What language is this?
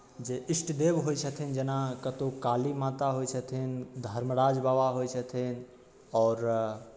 Maithili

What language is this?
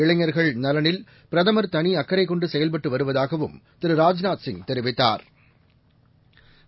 Tamil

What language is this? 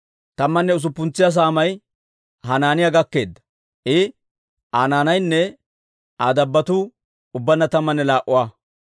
Dawro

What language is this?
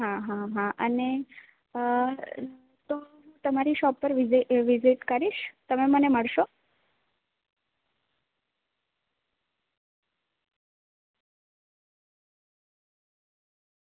Gujarati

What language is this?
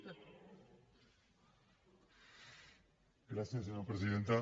Catalan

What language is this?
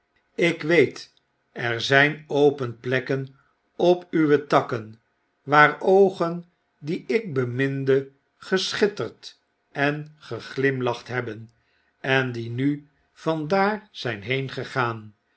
Dutch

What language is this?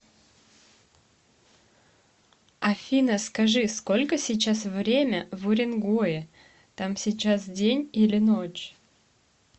Russian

